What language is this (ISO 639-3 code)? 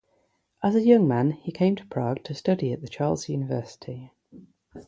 eng